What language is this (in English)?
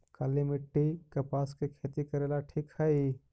Magahi